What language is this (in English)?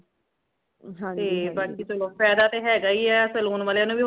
Punjabi